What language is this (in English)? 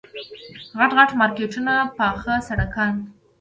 Pashto